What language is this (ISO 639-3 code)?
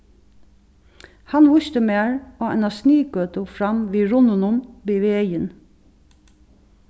fao